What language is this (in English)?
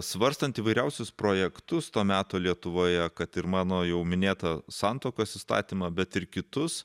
Lithuanian